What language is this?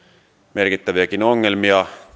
Finnish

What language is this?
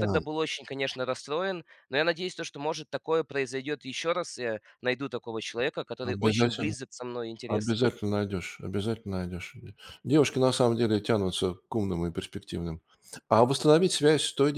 Russian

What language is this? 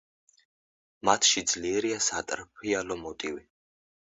Georgian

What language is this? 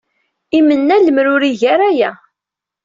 Kabyle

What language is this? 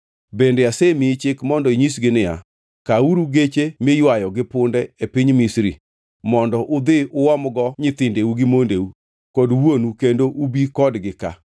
Luo (Kenya and Tanzania)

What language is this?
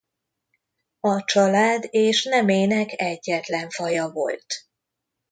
Hungarian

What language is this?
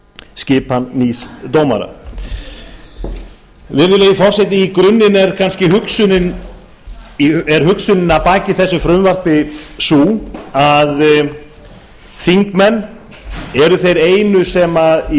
Icelandic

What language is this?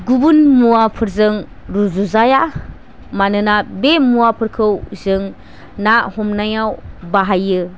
Bodo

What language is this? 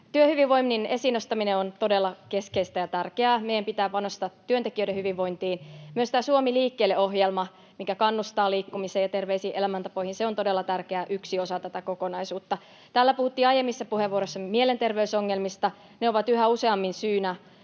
Finnish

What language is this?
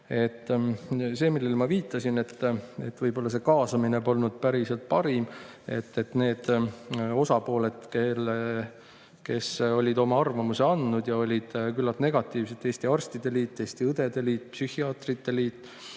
Estonian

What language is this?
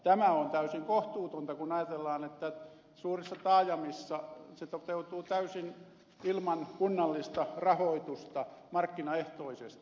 Finnish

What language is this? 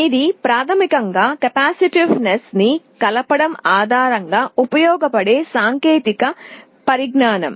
Telugu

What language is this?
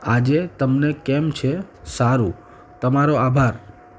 Gujarati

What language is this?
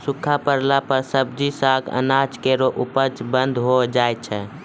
Maithili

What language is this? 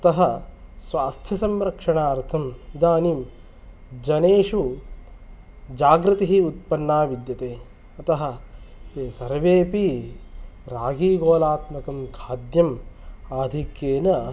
Sanskrit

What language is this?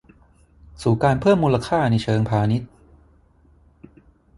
Thai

